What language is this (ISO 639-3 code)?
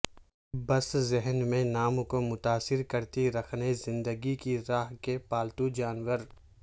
urd